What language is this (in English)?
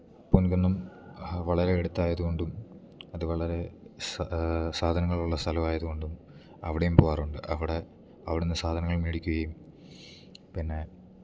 Malayalam